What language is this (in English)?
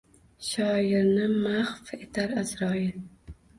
Uzbek